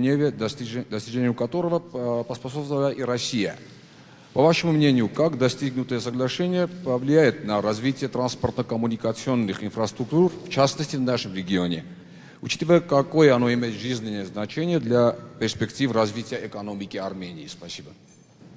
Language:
Russian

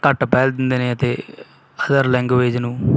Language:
Punjabi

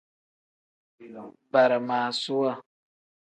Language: Tem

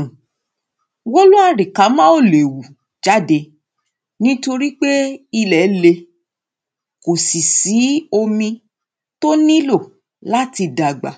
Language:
Yoruba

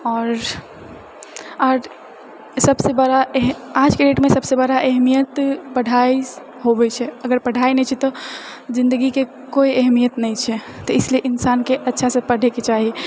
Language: Maithili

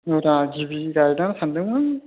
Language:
Bodo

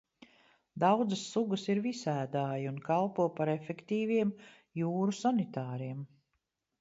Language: Latvian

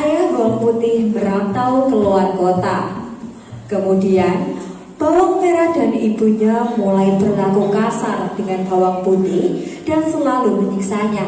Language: Indonesian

